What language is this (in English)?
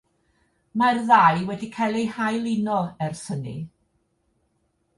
Welsh